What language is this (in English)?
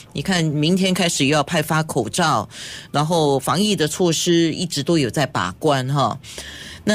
Chinese